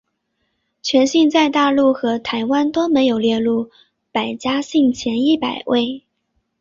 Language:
Chinese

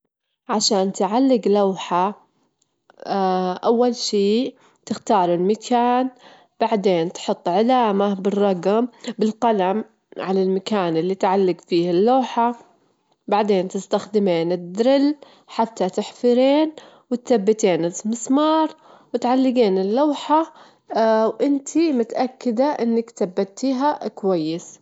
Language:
Gulf Arabic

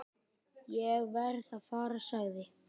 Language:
Icelandic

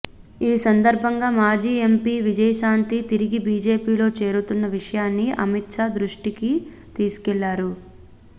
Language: Telugu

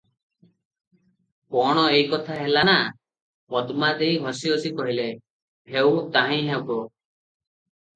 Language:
Odia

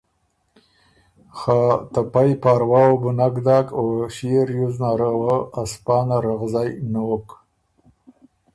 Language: Ormuri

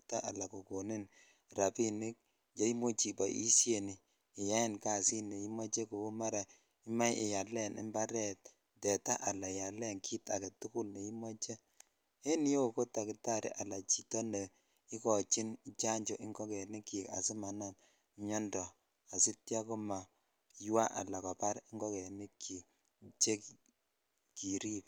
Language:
Kalenjin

